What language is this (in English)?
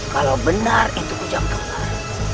Indonesian